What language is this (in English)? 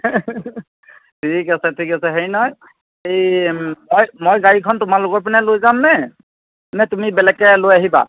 Assamese